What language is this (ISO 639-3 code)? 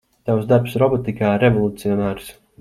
lav